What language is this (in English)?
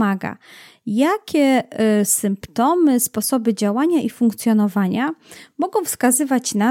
Polish